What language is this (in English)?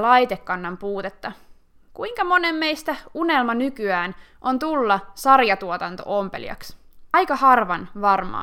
Finnish